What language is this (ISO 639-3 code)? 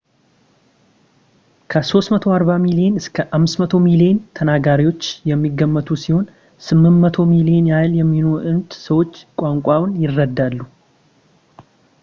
amh